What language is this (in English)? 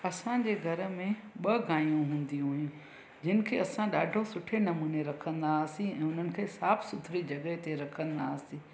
Sindhi